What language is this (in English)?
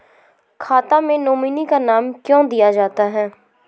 Maithili